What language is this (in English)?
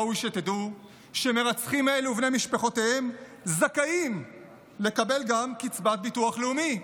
Hebrew